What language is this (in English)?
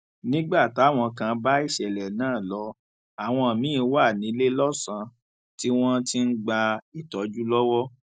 Yoruba